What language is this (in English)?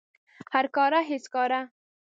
Pashto